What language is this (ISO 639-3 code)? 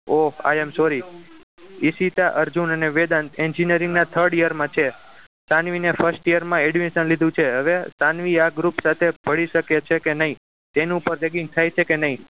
guj